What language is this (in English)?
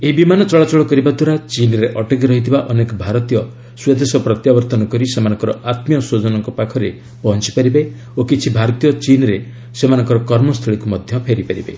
Odia